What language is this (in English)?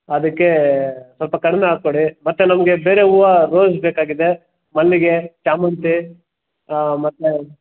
Kannada